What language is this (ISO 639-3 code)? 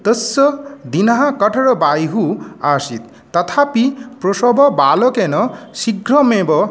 san